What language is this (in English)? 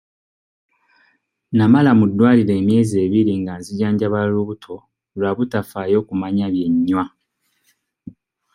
Ganda